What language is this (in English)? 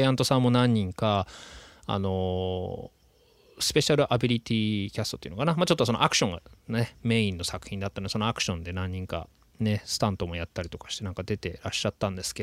Japanese